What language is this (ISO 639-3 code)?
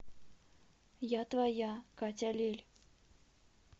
rus